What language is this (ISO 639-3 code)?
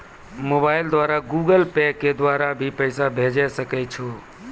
mai